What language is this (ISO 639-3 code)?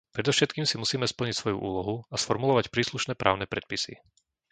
slk